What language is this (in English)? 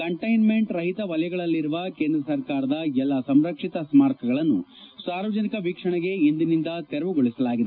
Kannada